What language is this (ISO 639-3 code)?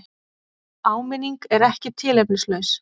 isl